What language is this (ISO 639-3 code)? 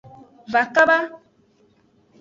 ajg